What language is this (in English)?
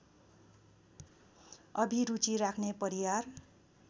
Nepali